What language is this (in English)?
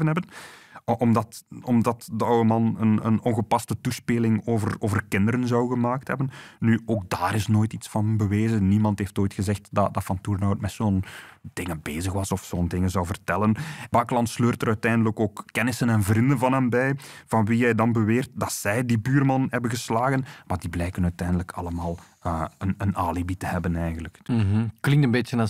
Dutch